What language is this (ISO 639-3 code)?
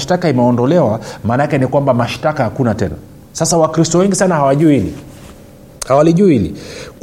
swa